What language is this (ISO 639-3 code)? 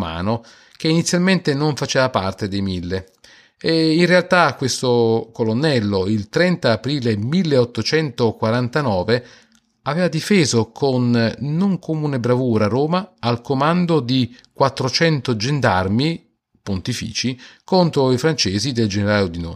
ita